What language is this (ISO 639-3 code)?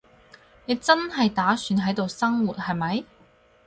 yue